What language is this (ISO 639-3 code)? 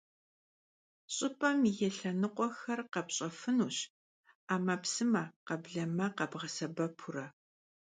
kbd